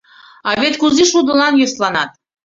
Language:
Mari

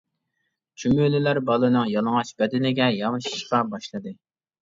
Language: Uyghur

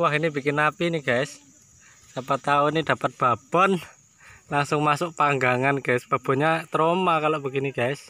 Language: Indonesian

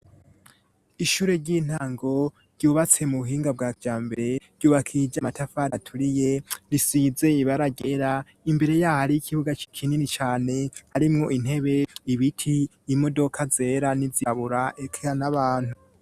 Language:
Rundi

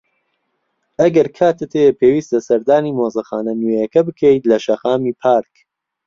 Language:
Central Kurdish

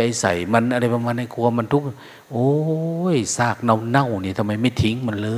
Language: Thai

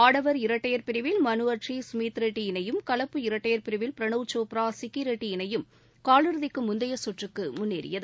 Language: Tamil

